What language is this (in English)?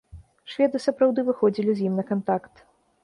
Belarusian